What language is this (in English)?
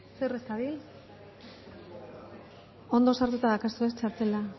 Basque